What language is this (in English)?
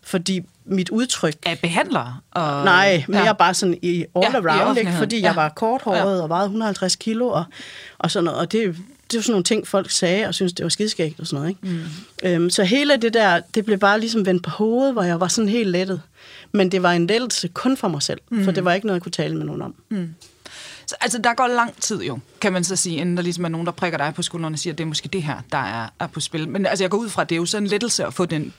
Danish